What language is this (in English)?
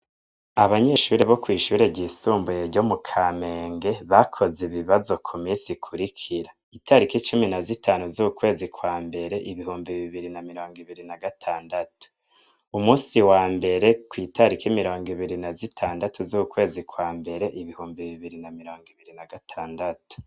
Rundi